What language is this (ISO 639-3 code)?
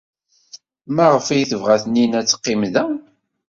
kab